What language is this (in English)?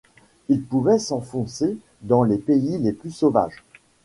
French